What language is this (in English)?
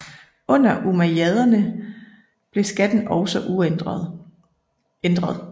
Danish